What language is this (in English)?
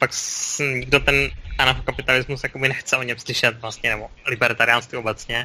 Czech